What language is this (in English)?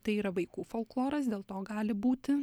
Lithuanian